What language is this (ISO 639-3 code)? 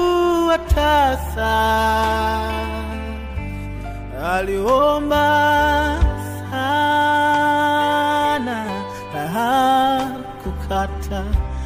swa